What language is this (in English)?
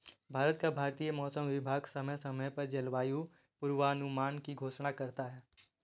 Hindi